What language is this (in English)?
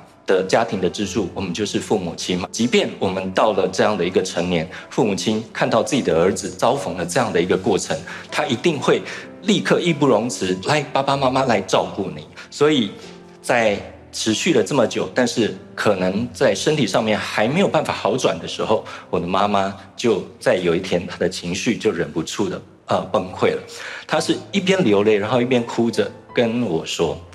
Chinese